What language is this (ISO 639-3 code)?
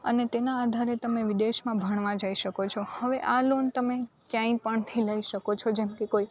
guj